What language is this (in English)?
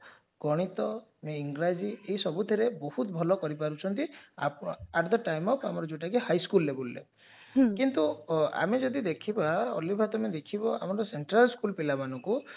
Odia